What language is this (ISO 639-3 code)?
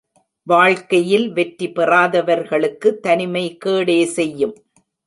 tam